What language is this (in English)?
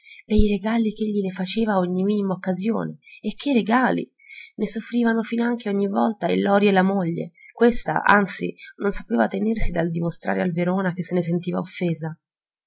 Italian